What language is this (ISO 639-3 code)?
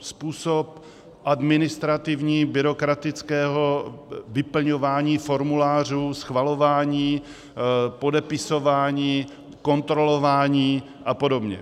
ces